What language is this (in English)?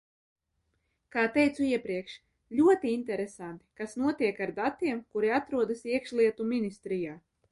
Latvian